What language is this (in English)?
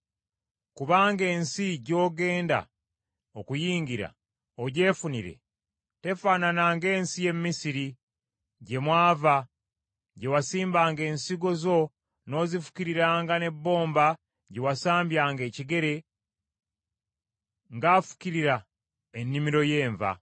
Ganda